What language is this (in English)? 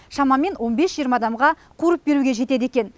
Kazakh